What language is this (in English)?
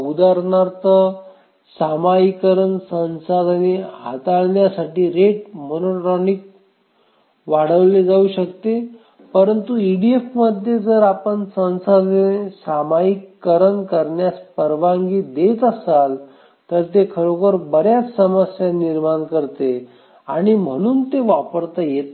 Marathi